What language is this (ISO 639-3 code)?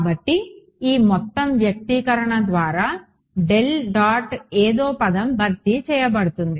tel